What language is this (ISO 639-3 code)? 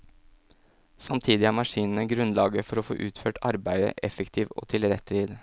nor